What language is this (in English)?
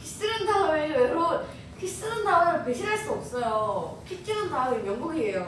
Korean